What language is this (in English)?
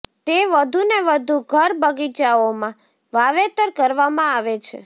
Gujarati